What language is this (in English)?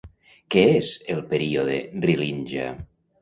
Catalan